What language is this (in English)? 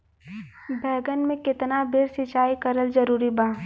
Bhojpuri